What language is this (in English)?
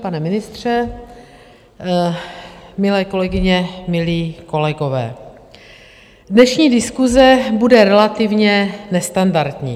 Czech